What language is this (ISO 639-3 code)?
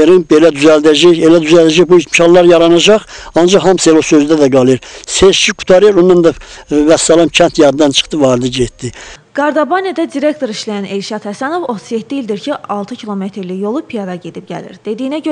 tur